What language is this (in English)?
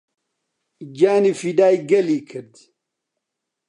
Central Kurdish